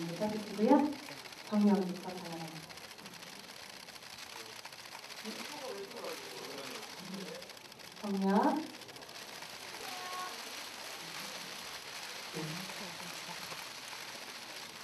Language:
Korean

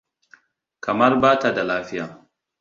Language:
Hausa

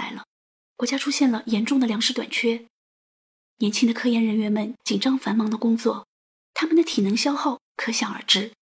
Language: Chinese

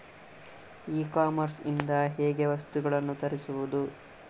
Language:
Kannada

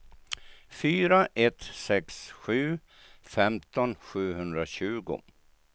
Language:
Swedish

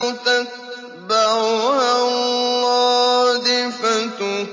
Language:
Arabic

